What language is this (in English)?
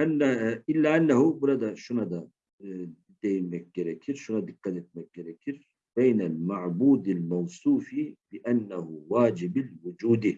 Turkish